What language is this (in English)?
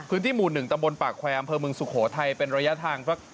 Thai